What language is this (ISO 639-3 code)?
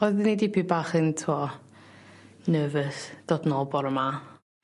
cym